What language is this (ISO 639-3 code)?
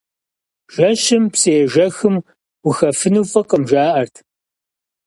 kbd